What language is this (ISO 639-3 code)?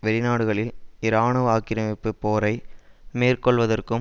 tam